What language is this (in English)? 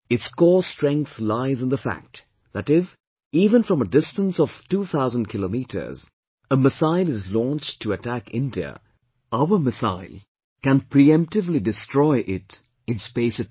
English